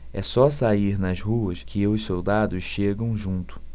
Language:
Portuguese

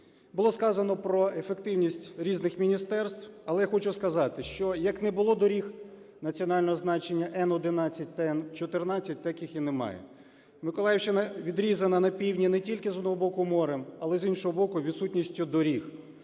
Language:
Ukrainian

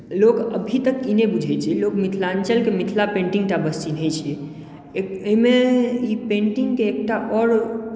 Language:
Maithili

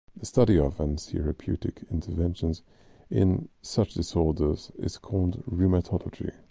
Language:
English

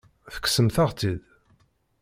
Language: Kabyle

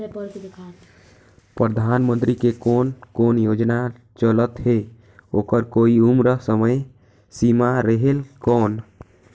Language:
Chhattisgarhi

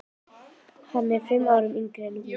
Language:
Icelandic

